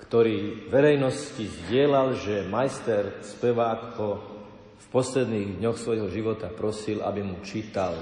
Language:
Slovak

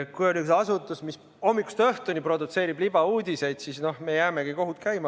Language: Estonian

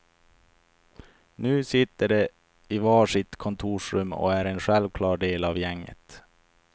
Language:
Swedish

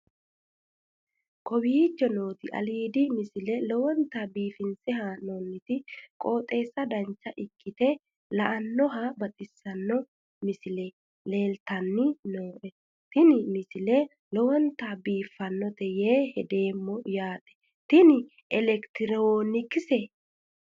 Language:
Sidamo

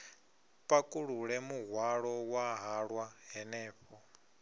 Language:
Venda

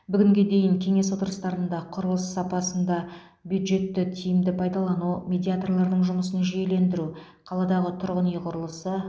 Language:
Kazakh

